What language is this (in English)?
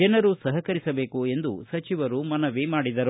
Kannada